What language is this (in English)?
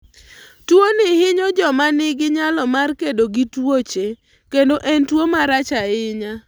Luo (Kenya and Tanzania)